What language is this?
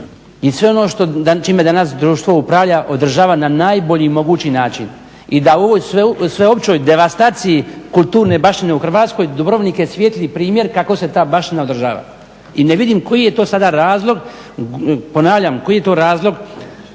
Croatian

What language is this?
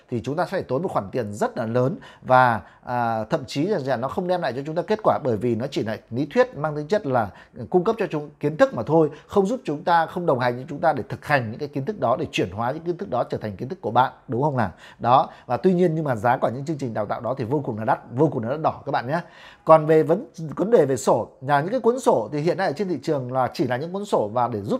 Vietnamese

